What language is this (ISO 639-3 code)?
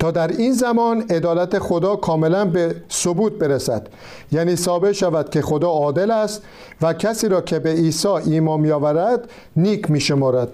fas